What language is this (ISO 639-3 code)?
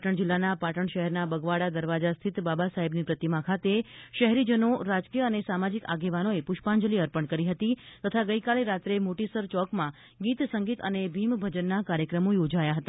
guj